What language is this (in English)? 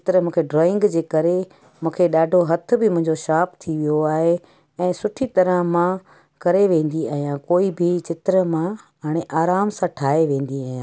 Sindhi